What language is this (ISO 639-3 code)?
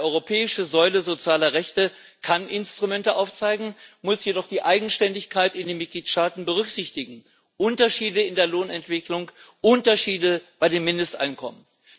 deu